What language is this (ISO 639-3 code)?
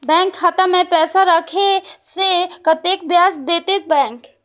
mai